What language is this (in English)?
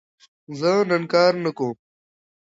Pashto